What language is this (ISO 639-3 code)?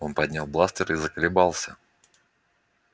rus